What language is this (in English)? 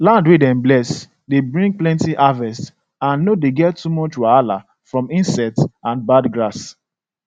Nigerian Pidgin